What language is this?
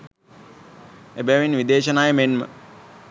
Sinhala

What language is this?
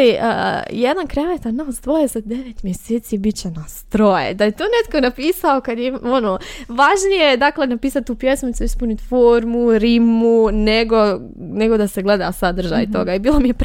Croatian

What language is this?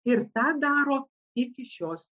Lithuanian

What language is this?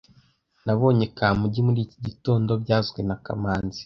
Kinyarwanda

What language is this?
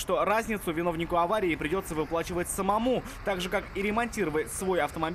Russian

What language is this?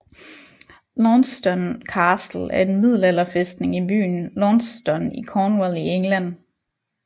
Danish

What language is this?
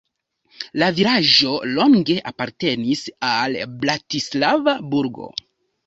Esperanto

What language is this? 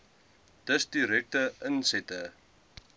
Afrikaans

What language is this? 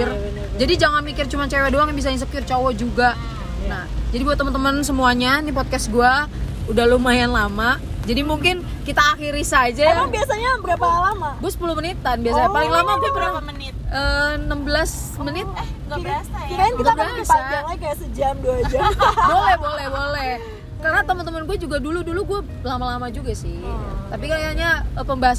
Indonesian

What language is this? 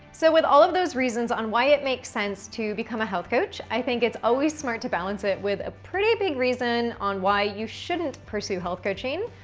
English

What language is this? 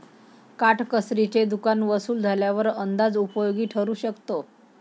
Marathi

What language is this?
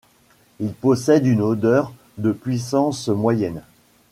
French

